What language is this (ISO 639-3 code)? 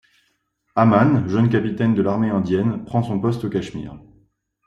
fra